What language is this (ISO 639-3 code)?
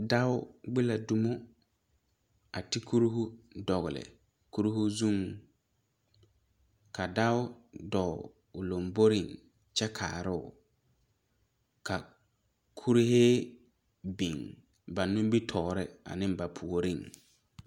dga